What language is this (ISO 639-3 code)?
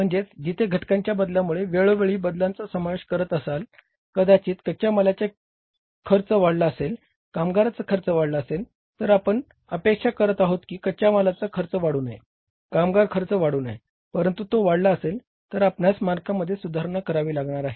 mar